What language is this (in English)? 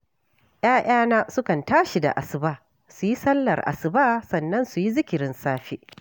Hausa